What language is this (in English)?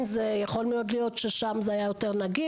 Hebrew